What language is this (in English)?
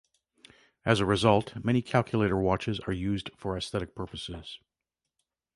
English